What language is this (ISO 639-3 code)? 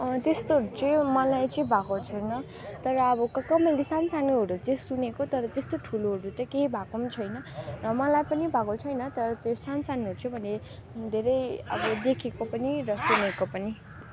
nep